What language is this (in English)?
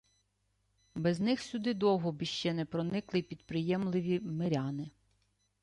Ukrainian